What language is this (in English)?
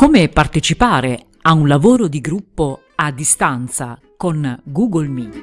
Italian